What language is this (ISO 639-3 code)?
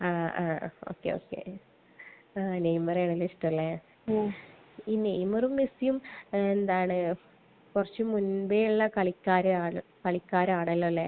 mal